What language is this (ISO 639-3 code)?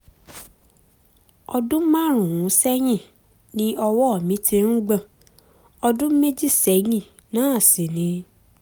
yor